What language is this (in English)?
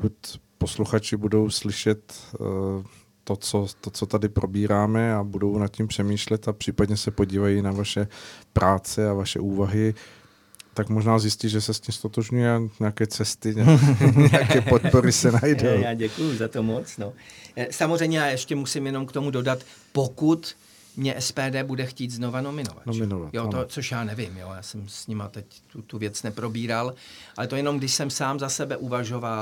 Czech